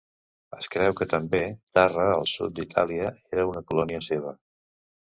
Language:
Catalan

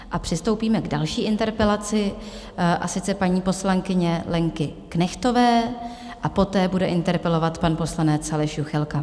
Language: Czech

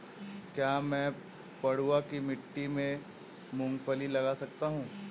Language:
Hindi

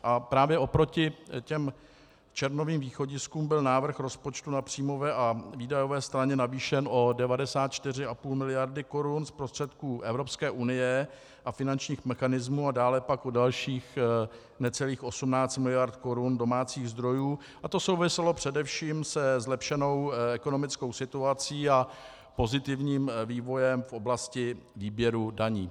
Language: Czech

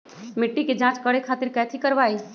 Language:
Magahi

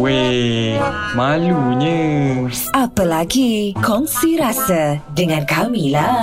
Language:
Malay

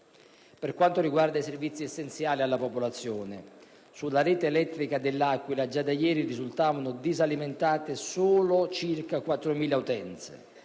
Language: Italian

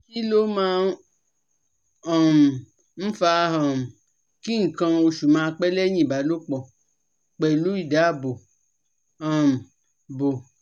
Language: Yoruba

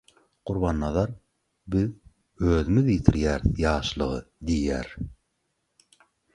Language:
Turkmen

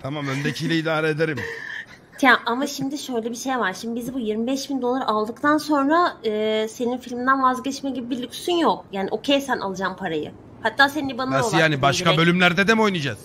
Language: Turkish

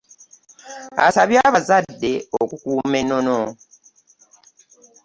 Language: Ganda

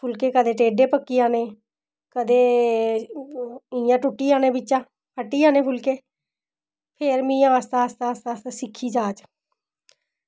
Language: Dogri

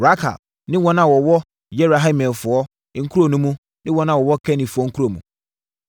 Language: Akan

